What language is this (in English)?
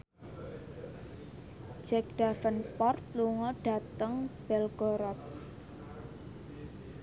Javanese